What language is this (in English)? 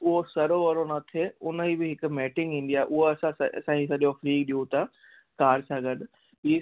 Sindhi